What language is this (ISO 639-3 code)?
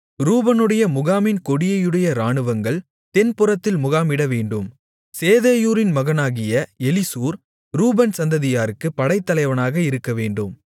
tam